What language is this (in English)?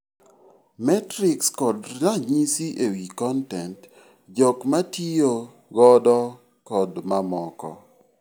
Luo (Kenya and Tanzania)